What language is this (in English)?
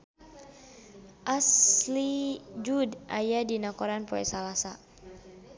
Sundanese